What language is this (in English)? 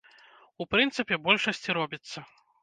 Belarusian